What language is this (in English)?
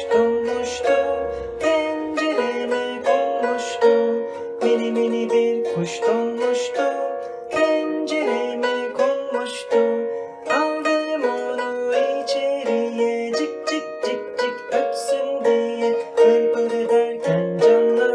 Turkish